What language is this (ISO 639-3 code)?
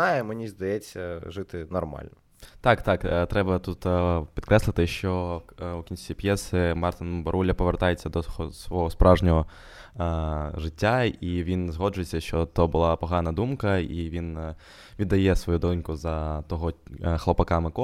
ukr